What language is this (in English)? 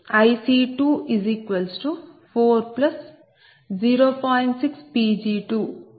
Telugu